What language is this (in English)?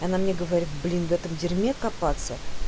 Russian